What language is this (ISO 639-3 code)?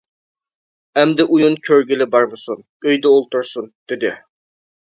uig